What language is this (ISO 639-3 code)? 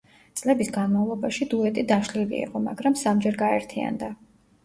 kat